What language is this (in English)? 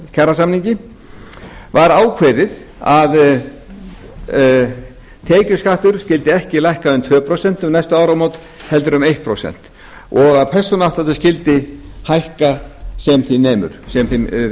Icelandic